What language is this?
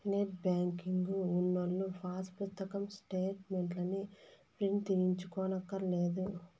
Telugu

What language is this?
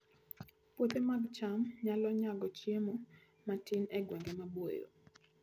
Luo (Kenya and Tanzania)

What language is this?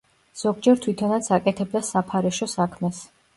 Georgian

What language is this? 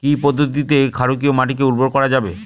Bangla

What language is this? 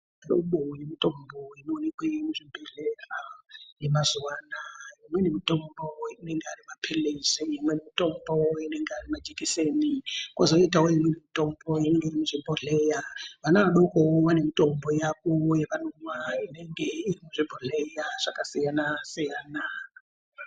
Ndau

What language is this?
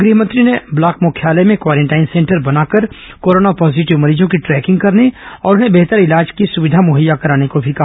Hindi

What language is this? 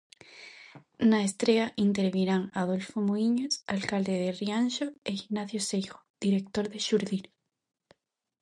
Galician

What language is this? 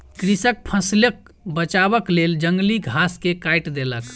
Maithili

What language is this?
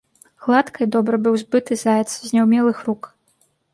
Belarusian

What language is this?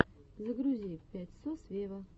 Russian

